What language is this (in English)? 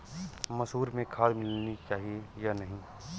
Hindi